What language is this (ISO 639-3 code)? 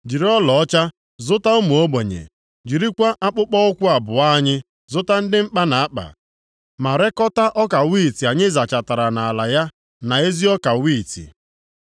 ibo